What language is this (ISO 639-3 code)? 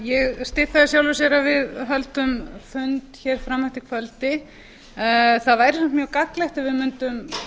isl